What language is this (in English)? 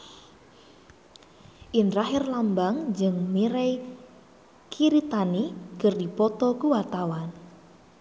Sundanese